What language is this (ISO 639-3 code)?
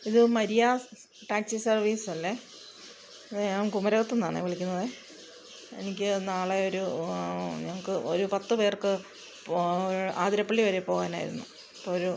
mal